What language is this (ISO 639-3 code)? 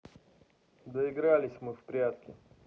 rus